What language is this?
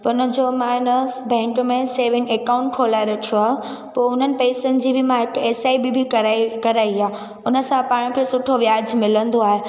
Sindhi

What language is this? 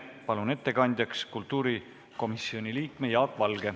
Estonian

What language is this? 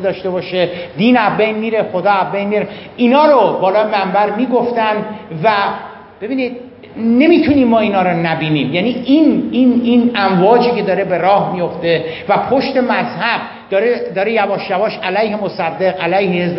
Persian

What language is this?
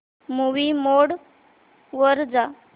Marathi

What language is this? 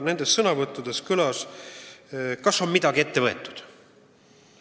Estonian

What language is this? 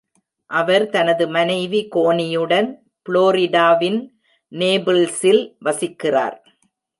Tamil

